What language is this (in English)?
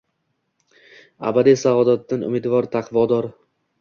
Uzbek